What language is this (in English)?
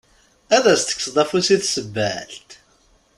Kabyle